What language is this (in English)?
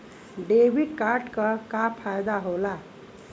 Bhojpuri